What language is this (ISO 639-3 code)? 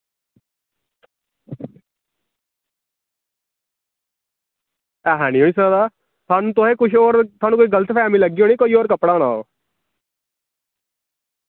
doi